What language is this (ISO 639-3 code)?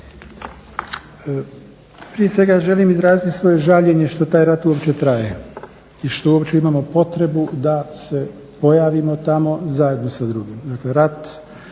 hrv